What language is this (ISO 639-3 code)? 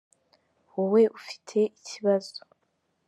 kin